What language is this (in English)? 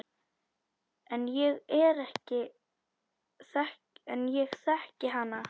Icelandic